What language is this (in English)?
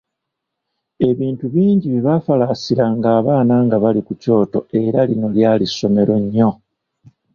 Ganda